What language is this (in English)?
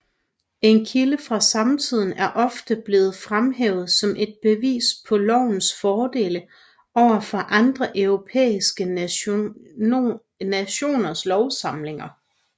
Danish